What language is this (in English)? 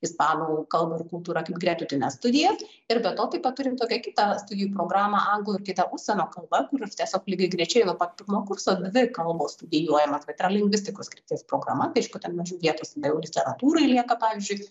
Lithuanian